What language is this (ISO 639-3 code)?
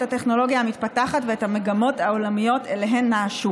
heb